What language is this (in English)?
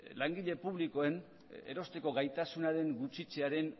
Basque